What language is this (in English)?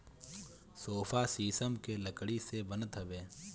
Bhojpuri